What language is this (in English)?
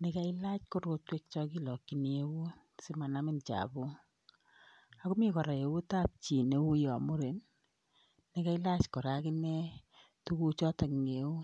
Kalenjin